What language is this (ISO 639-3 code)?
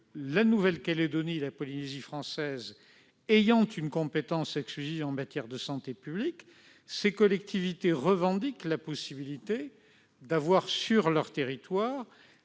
fra